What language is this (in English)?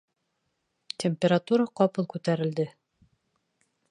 Bashkir